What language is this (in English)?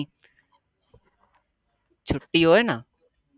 Gujarati